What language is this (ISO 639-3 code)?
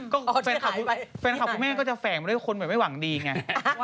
tha